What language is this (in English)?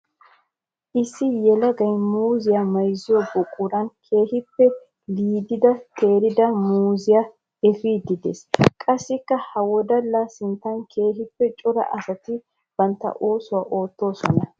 Wolaytta